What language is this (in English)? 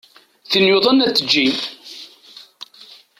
Kabyle